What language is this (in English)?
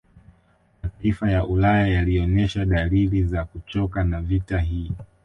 Swahili